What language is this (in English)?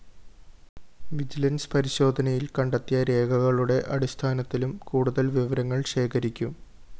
Malayalam